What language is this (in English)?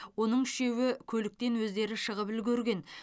Kazakh